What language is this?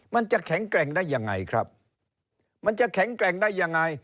Thai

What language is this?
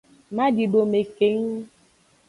Aja (Benin)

